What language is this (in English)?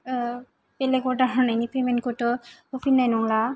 Bodo